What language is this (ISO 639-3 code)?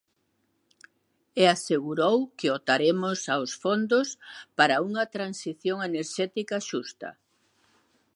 glg